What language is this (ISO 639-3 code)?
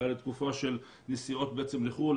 heb